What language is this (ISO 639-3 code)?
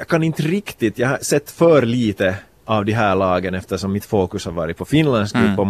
swe